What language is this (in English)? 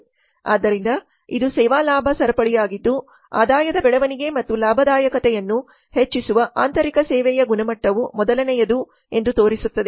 Kannada